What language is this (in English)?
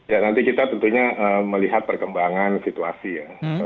Indonesian